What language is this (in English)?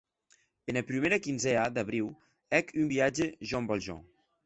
Occitan